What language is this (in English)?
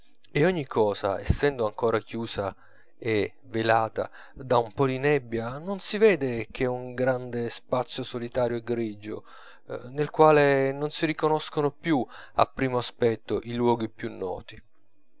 Italian